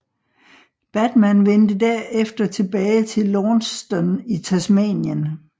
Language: Danish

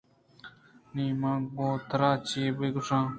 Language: Eastern Balochi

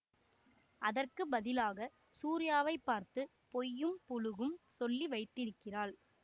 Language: Tamil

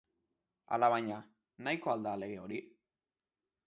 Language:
Basque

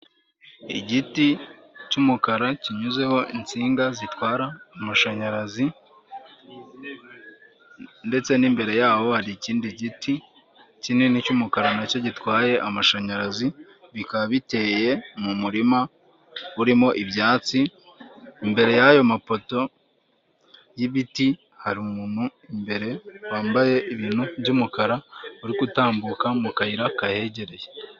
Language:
Kinyarwanda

